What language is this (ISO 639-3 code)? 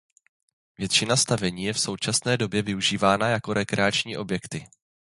ces